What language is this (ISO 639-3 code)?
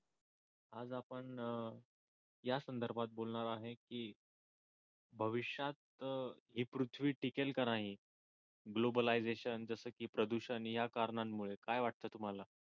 mar